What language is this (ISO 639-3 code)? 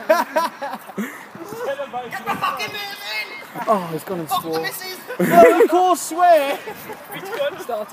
eng